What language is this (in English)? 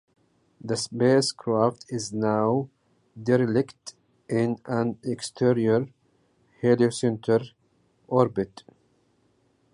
English